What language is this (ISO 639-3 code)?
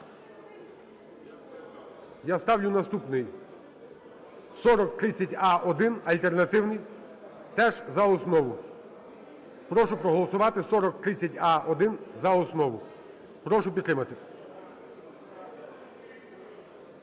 ukr